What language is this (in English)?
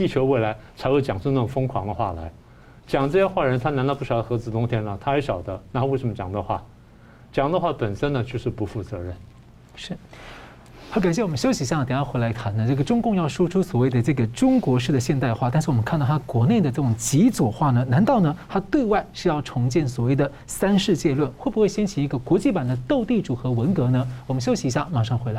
Chinese